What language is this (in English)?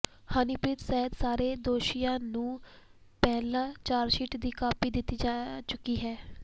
Punjabi